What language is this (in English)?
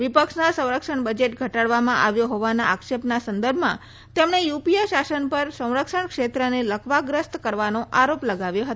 Gujarati